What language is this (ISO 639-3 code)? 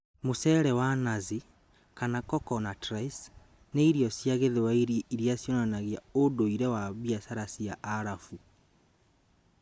kik